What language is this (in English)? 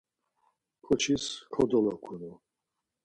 Laz